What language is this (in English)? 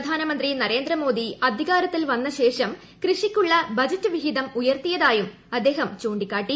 Malayalam